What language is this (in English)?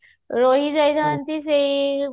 Odia